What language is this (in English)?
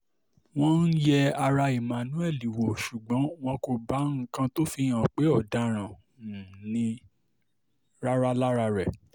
Yoruba